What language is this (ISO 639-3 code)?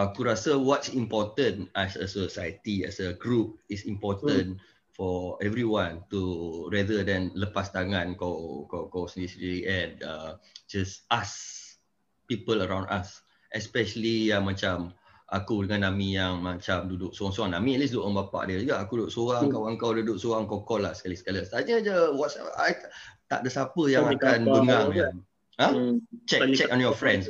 msa